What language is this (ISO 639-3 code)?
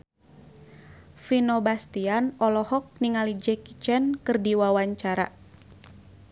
sun